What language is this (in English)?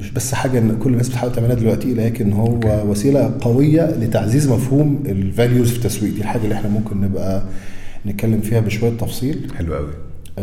Arabic